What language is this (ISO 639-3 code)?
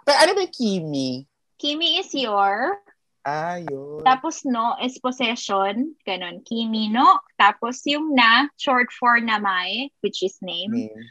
fil